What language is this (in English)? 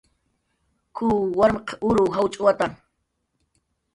Jaqaru